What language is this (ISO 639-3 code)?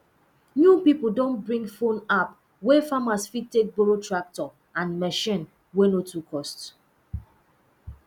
pcm